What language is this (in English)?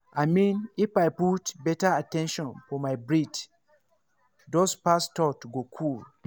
Nigerian Pidgin